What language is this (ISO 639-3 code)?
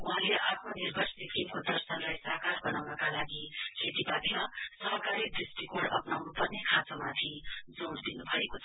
nep